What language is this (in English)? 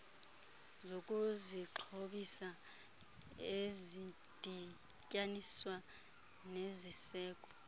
Xhosa